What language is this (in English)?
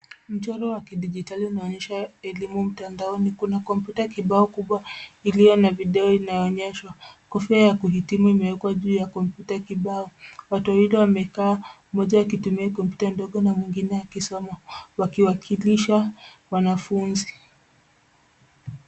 Swahili